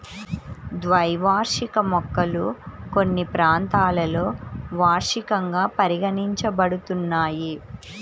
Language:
Telugu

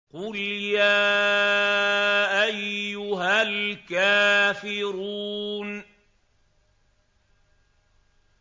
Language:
Arabic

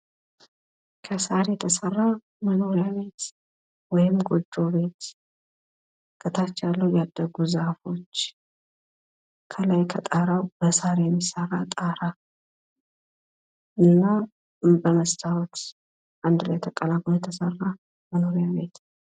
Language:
Amharic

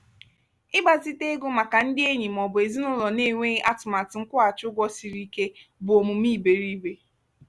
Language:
Igbo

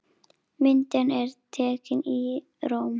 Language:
Icelandic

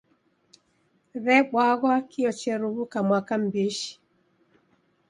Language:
Taita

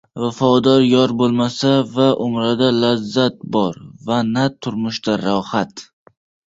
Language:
Uzbek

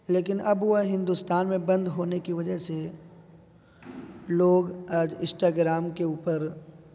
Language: Urdu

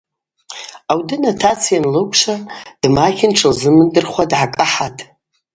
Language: Abaza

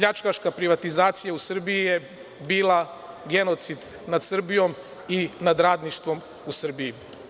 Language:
Serbian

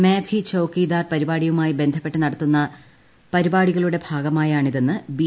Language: Malayalam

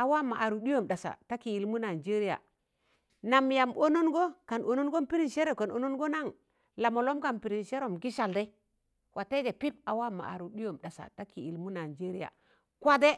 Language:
Tangale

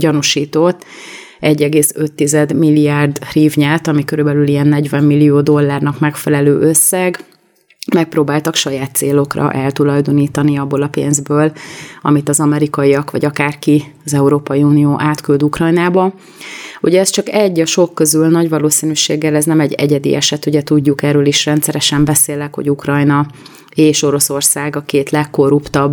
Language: Hungarian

